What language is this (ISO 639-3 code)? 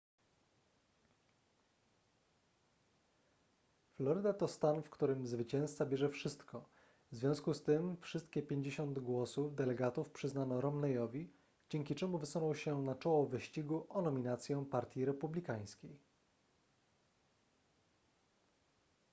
pol